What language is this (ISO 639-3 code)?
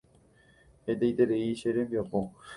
grn